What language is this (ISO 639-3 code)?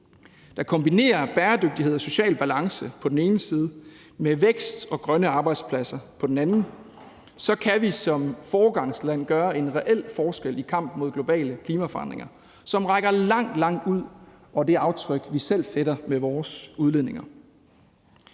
dan